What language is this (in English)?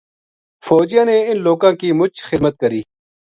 Gujari